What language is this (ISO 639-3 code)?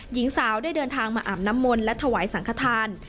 tha